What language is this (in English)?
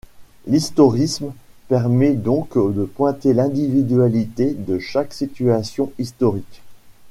French